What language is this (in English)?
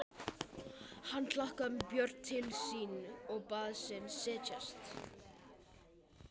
Icelandic